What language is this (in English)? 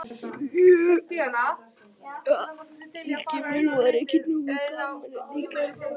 Icelandic